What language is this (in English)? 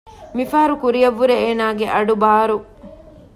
Divehi